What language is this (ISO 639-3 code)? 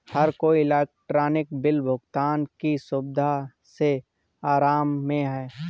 hin